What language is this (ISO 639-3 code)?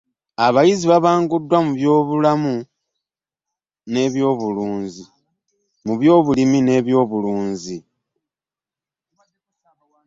lug